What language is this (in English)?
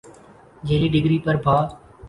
Urdu